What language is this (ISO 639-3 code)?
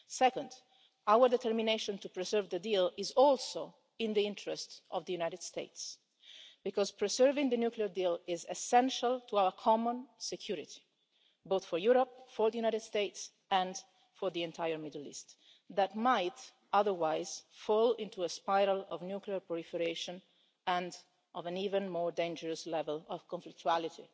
eng